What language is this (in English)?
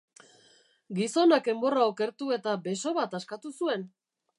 Basque